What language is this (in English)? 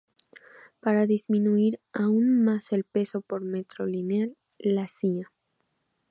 Spanish